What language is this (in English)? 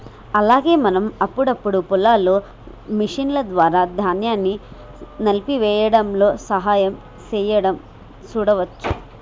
Telugu